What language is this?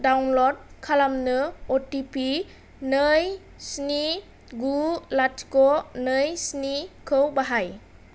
Bodo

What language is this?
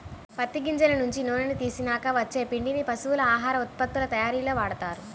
Telugu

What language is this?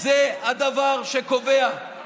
Hebrew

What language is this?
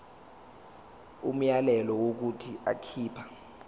Zulu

